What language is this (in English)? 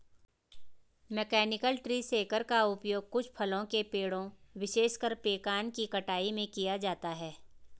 Hindi